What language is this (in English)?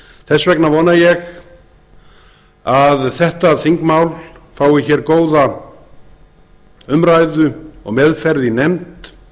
Icelandic